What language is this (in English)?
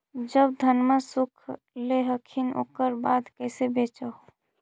Magahi